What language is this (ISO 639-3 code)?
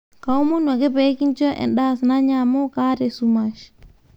mas